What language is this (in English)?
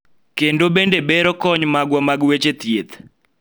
Luo (Kenya and Tanzania)